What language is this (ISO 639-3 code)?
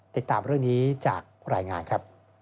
tha